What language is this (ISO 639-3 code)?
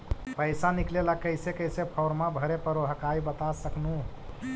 mag